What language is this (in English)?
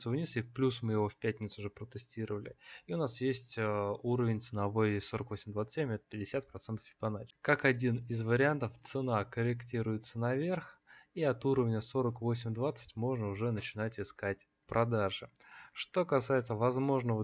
Russian